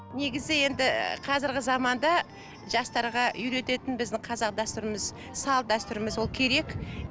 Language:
Kazakh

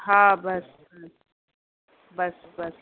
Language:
Sindhi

